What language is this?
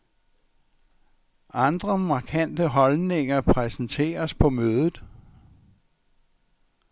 Danish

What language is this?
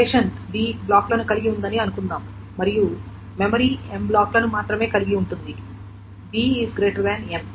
Telugu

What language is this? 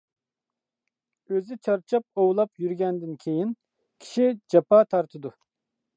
Uyghur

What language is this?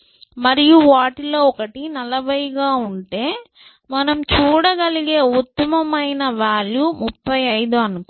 Telugu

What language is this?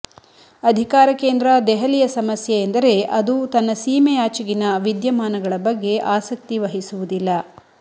Kannada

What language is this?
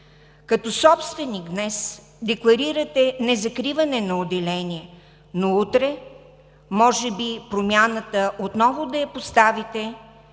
Bulgarian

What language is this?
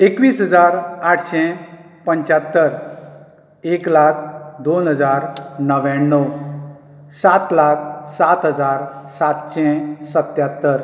Konkani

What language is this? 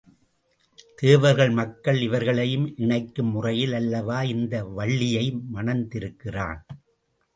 Tamil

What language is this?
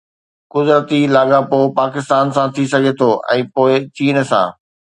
Sindhi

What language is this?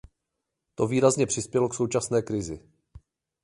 Czech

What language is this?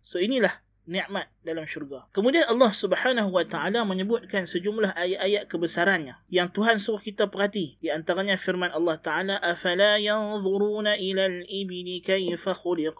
Malay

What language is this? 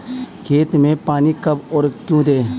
Hindi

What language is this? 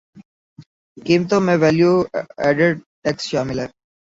Urdu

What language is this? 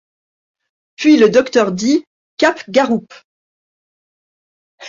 French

